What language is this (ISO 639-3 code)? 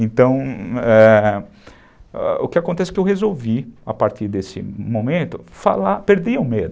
por